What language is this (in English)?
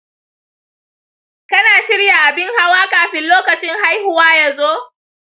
Hausa